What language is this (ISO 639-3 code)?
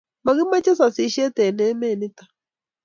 kln